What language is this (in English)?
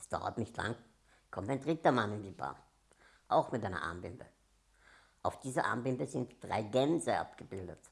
German